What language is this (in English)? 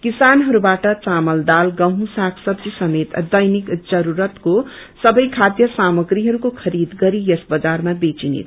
Nepali